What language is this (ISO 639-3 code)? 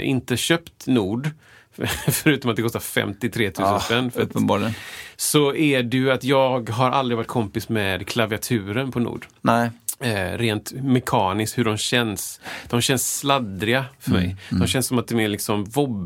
swe